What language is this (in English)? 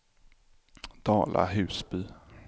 Swedish